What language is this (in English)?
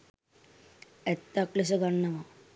Sinhala